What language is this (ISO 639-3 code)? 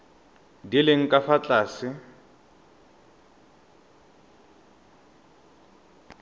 tsn